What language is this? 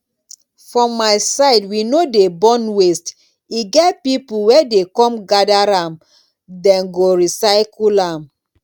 Nigerian Pidgin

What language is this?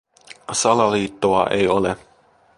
Finnish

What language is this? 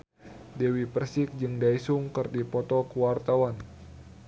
Sundanese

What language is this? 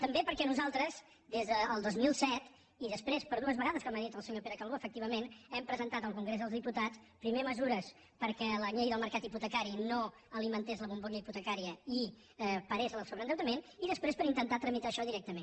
Catalan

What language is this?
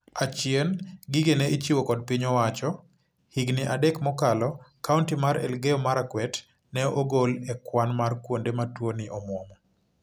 Luo (Kenya and Tanzania)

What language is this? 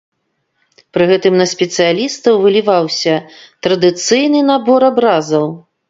Belarusian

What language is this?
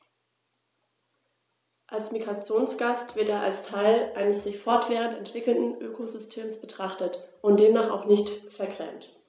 German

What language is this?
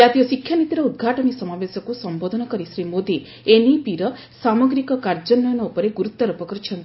Odia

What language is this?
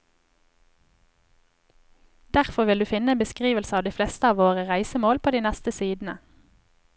Norwegian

